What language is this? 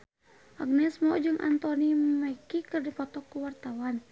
Sundanese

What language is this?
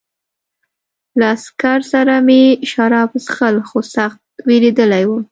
Pashto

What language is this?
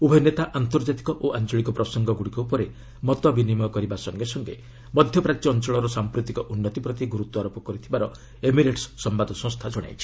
Odia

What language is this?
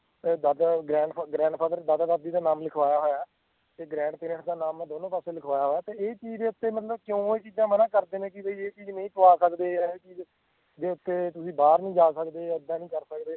Punjabi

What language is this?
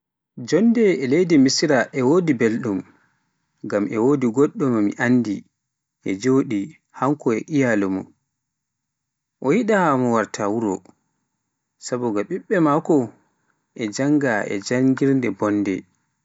Pular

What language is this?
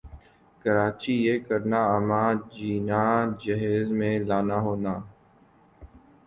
Urdu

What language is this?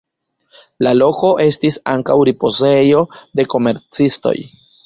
Esperanto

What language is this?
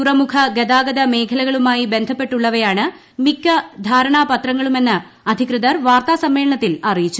Malayalam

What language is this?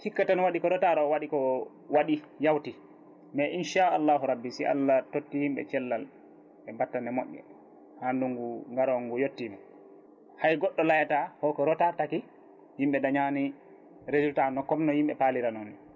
Fula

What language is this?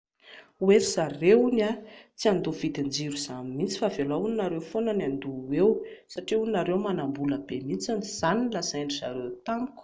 Malagasy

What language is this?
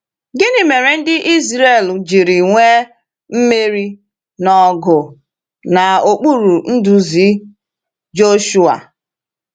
Igbo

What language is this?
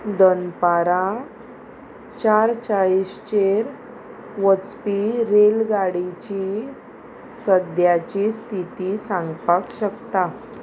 Konkani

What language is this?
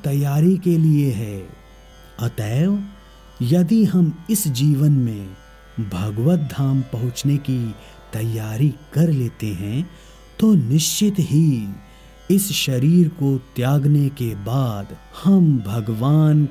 Hindi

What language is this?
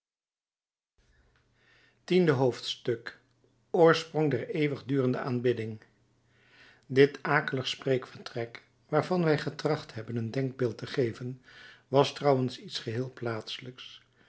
Dutch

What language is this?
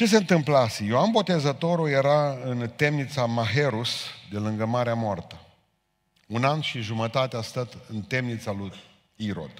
Romanian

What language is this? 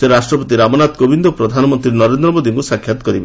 Odia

